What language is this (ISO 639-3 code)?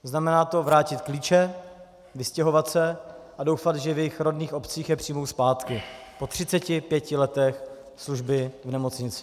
ces